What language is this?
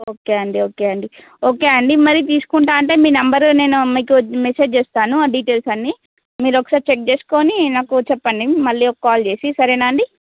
Telugu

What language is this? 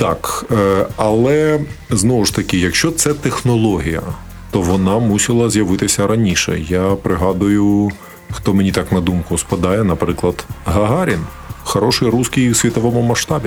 Ukrainian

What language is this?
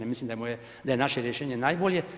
Croatian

